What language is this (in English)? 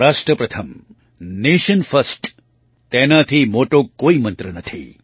Gujarati